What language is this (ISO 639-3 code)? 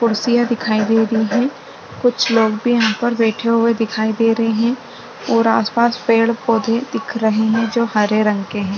hin